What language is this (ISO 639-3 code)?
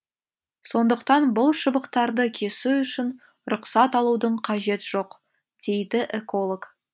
kaz